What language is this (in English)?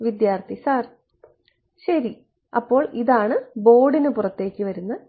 Malayalam